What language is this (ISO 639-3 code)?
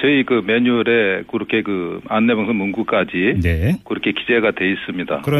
kor